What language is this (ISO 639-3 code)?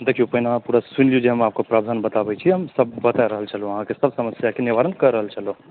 mai